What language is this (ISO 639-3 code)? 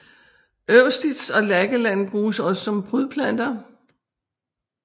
dan